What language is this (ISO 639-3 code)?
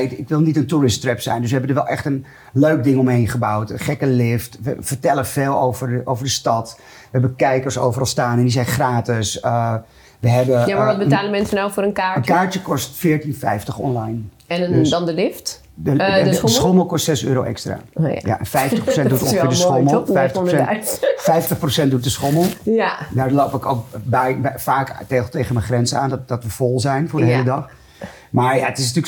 nld